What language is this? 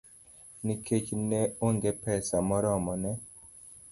Luo (Kenya and Tanzania)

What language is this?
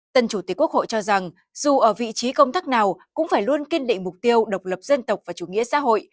Vietnamese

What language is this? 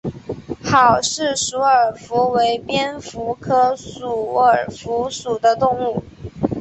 Chinese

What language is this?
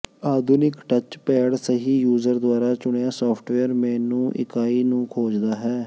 Punjabi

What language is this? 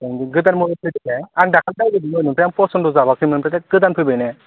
Bodo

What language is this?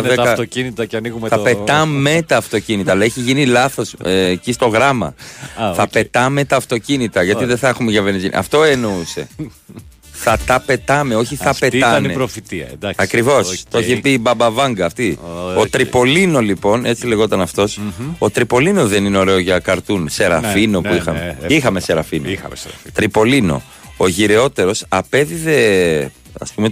Greek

